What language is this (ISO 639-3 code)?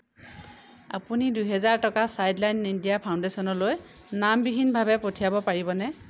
asm